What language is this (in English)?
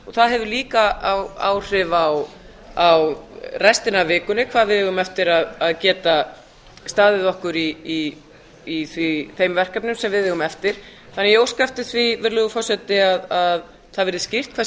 Icelandic